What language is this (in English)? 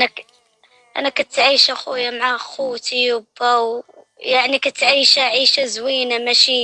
Arabic